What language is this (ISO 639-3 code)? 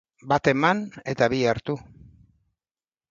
eus